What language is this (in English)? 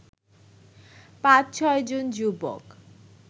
Bangla